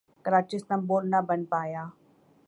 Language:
Urdu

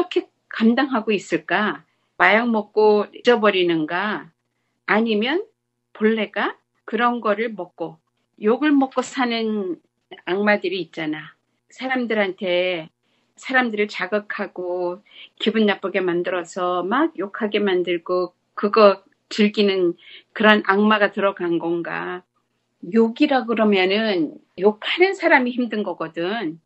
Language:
Korean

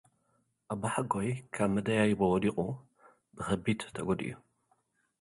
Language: Tigrinya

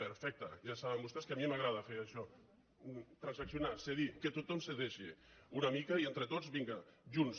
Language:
Catalan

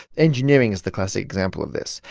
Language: English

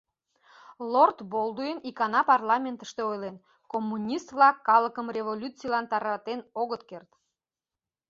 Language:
Mari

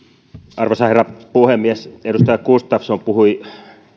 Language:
Finnish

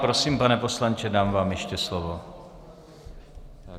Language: Czech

